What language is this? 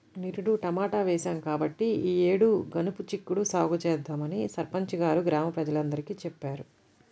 Telugu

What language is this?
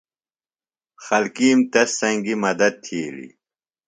Phalura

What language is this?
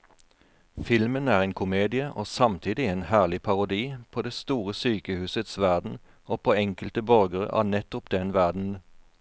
Norwegian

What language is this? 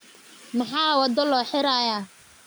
Somali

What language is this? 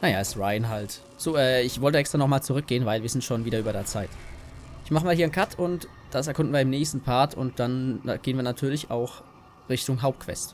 German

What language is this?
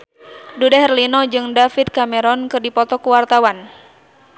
Sundanese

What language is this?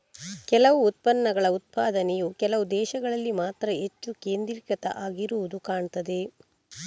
Kannada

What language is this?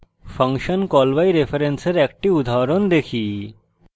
Bangla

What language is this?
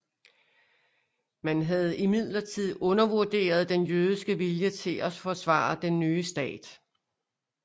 Danish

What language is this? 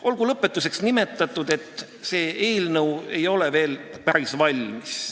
Estonian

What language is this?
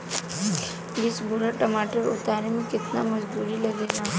Bhojpuri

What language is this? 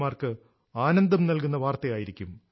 Malayalam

